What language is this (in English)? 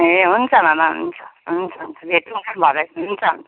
Nepali